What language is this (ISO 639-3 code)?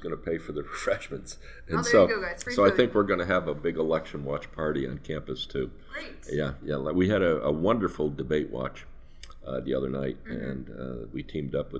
eng